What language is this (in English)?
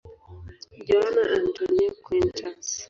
Swahili